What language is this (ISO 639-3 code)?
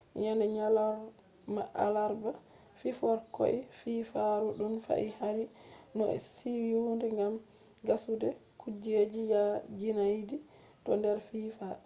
ful